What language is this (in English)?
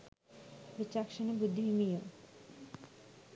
Sinhala